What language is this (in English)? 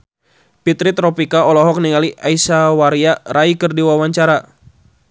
Sundanese